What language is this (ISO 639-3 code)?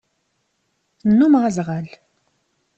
kab